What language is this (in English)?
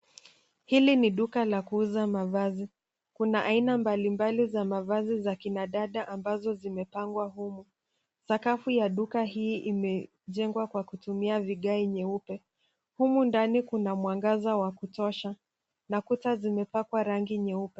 Swahili